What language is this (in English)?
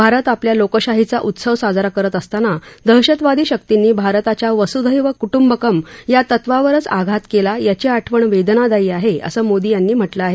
Marathi